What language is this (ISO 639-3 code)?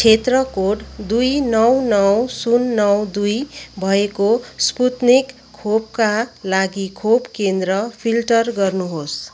nep